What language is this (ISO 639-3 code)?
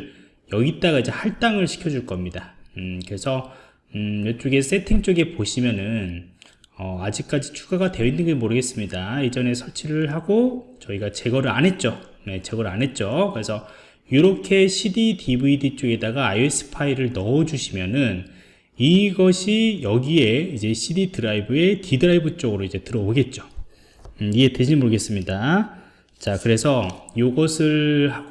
kor